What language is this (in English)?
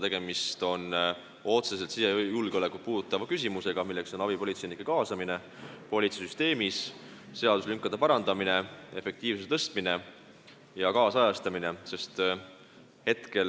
Estonian